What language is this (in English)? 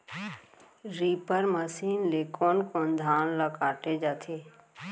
Chhattisgarhi